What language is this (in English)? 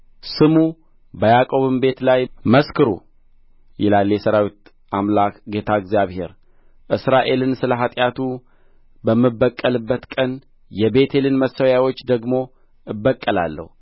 Amharic